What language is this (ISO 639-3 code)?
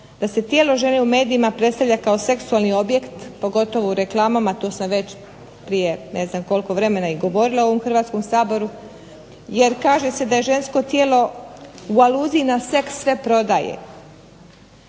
hrv